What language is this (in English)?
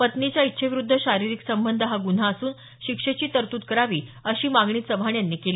Marathi